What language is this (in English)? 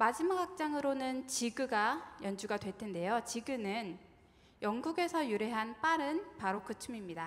Korean